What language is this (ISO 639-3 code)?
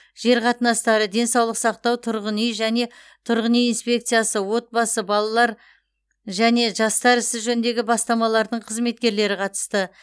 kaz